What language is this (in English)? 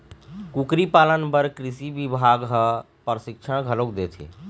Chhattisgarhi